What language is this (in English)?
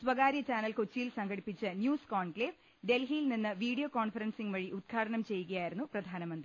Malayalam